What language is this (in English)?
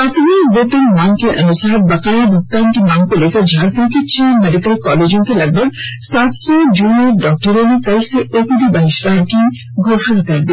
Hindi